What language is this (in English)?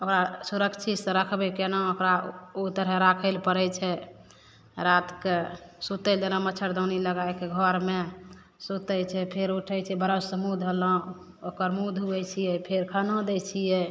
Maithili